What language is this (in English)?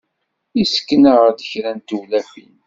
Kabyle